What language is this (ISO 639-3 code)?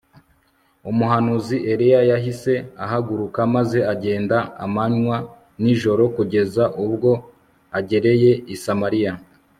kin